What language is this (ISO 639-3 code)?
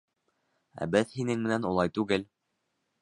bak